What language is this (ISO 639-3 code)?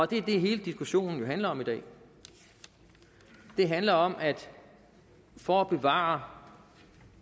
dan